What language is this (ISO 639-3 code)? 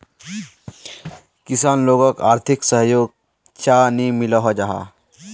mag